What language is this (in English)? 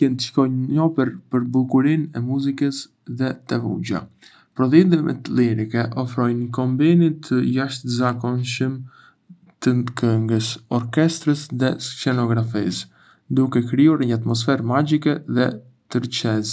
Arbëreshë Albanian